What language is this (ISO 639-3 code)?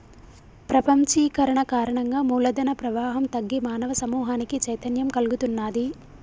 tel